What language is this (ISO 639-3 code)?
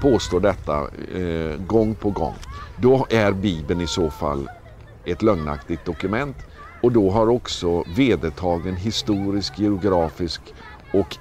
swe